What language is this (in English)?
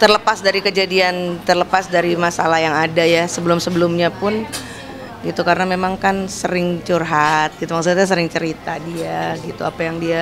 Indonesian